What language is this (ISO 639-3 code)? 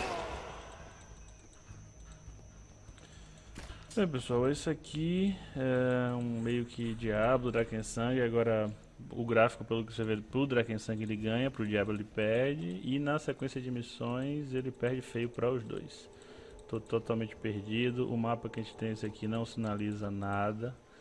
por